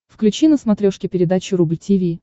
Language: Russian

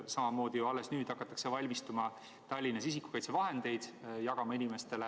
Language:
Estonian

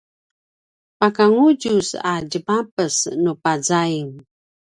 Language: Paiwan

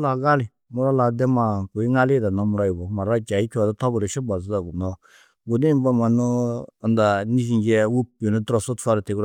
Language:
Tedaga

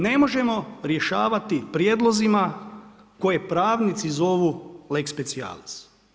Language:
Croatian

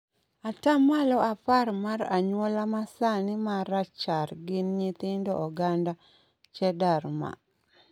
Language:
Luo (Kenya and Tanzania)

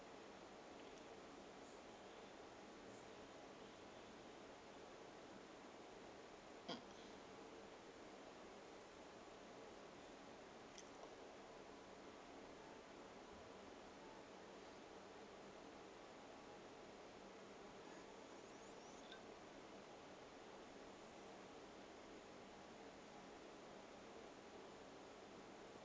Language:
English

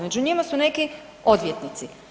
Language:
Croatian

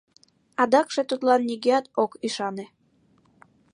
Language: Mari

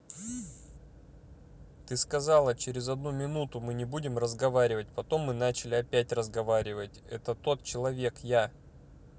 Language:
Russian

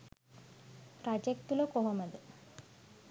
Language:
Sinhala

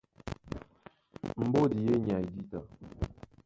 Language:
Duala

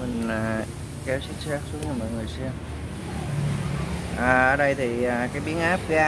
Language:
Vietnamese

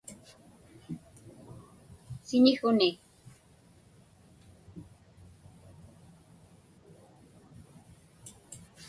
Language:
Inupiaq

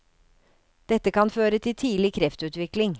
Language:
Norwegian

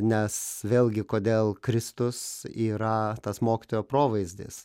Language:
Lithuanian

